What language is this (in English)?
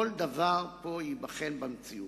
Hebrew